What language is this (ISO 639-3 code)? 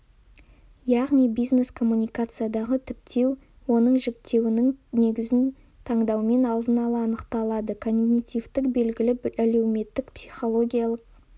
kaz